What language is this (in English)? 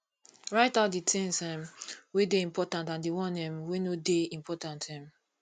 Nigerian Pidgin